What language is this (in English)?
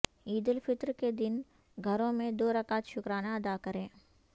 Urdu